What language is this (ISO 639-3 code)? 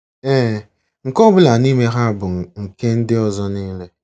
ibo